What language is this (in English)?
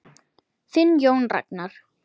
Icelandic